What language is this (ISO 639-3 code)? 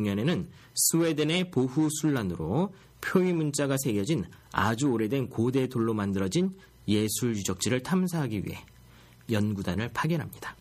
kor